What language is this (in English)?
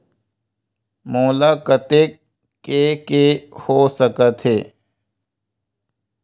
Chhattisgarhi